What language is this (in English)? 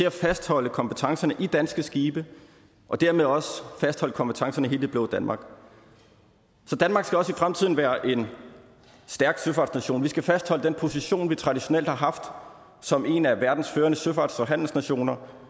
Danish